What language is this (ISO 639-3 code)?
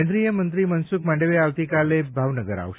guj